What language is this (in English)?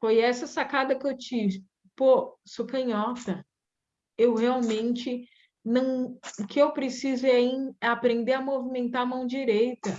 Portuguese